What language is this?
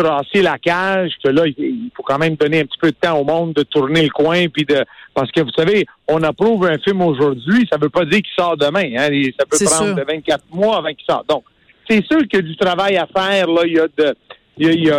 French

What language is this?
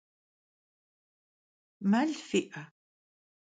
Kabardian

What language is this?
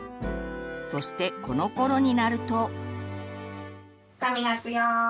Japanese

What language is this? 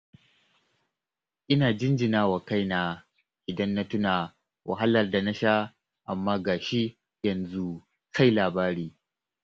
Hausa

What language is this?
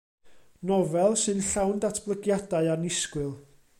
Welsh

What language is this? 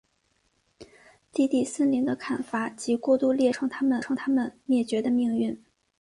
Chinese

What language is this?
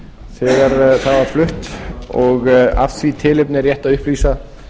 Icelandic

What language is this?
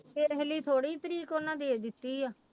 Punjabi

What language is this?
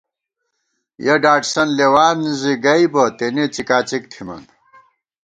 Gawar-Bati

